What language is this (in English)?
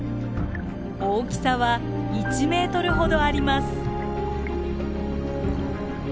Japanese